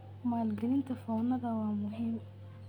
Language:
Somali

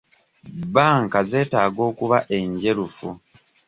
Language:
Ganda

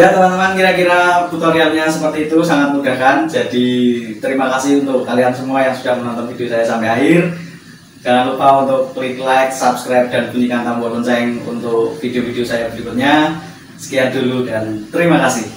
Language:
Indonesian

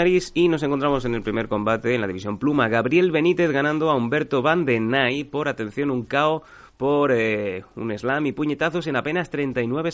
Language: Spanish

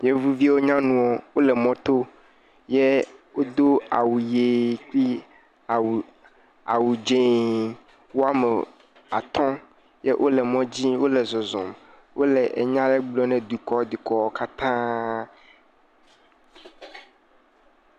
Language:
Ewe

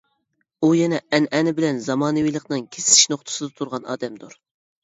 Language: Uyghur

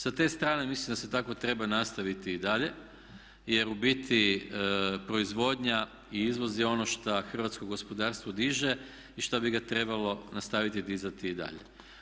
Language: Croatian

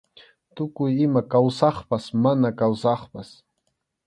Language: Arequipa-La Unión Quechua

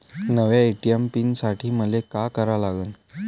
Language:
Marathi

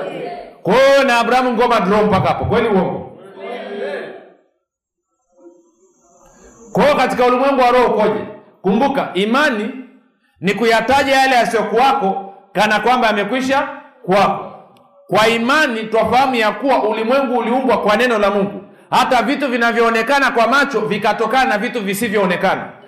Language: Swahili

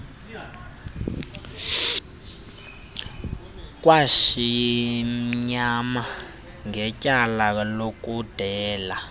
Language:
Xhosa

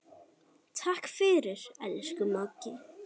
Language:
Icelandic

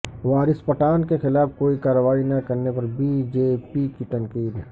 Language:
Urdu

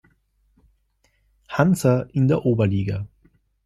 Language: German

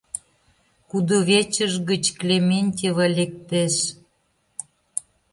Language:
Mari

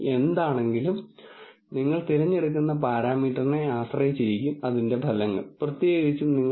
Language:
Malayalam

